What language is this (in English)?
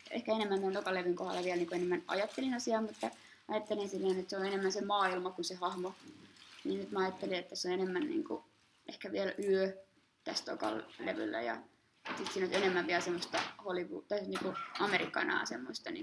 Finnish